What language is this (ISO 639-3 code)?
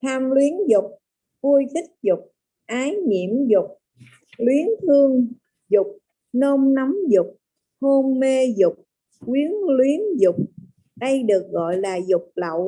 vie